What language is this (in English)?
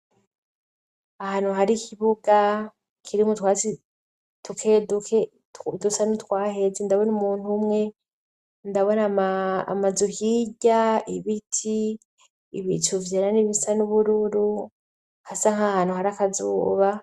Rundi